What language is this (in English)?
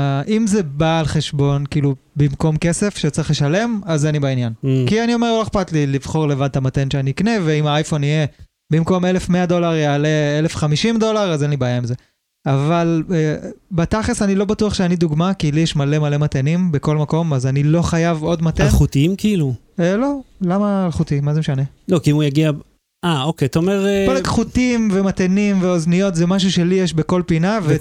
Hebrew